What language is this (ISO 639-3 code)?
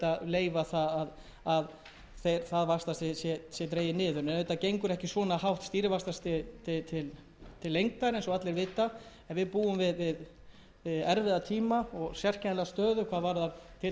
isl